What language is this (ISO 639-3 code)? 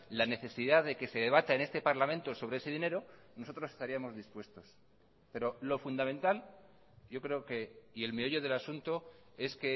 spa